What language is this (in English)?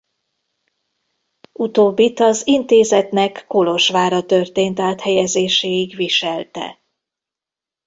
Hungarian